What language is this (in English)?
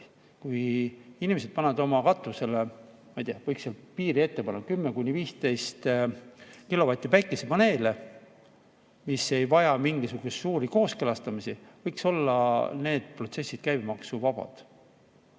Estonian